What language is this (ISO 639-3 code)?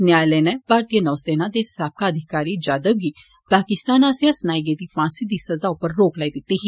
doi